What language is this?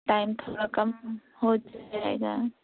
Urdu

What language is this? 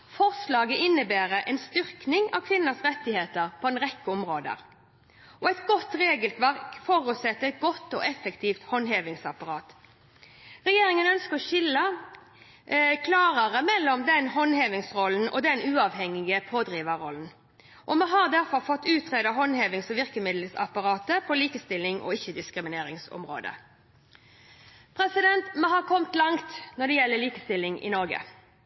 Norwegian Bokmål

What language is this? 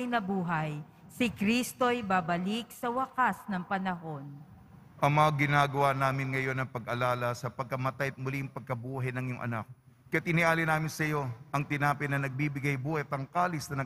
Filipino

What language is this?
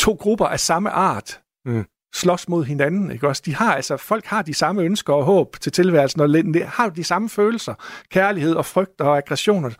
Danish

